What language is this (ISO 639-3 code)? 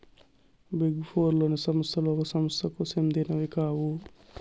tel